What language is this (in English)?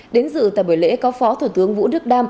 Vietnamese